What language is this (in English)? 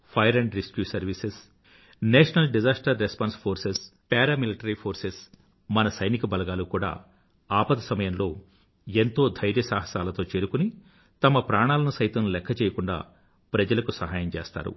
Telugu